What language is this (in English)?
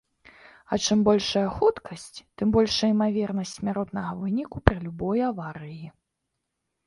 Belarusian